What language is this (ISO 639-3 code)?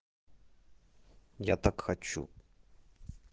rus